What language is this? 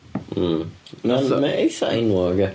Welsh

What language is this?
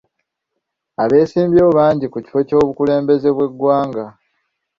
Ganda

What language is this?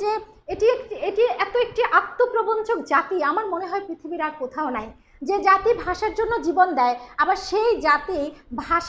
English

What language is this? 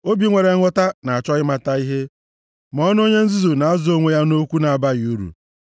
Igbo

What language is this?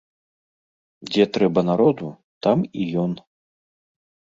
Belarusian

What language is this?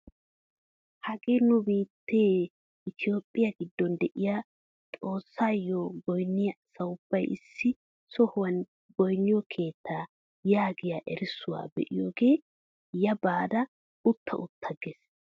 Wolaytta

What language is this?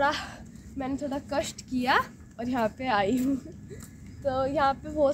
Hindi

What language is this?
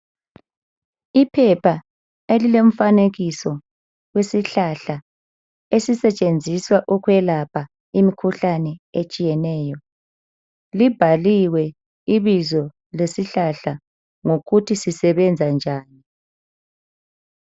North Ndebele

